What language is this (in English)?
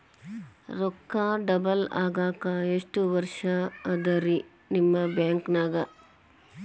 Kannada